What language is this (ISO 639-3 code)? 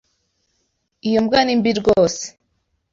kin